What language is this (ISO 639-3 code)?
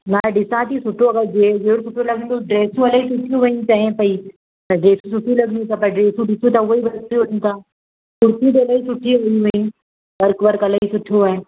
snd